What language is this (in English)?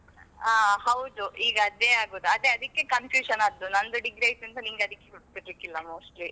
Kannada